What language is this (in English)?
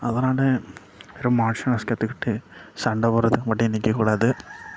Tamil